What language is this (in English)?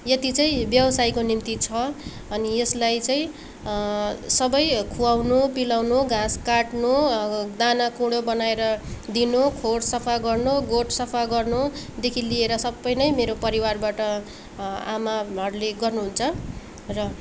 Nepali